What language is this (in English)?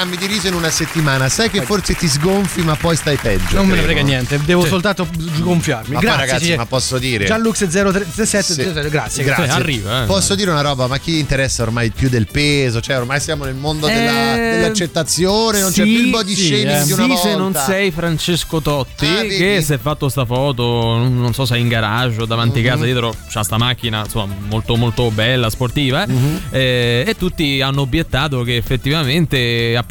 Italian